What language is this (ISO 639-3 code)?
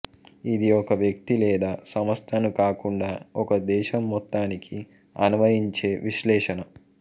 tel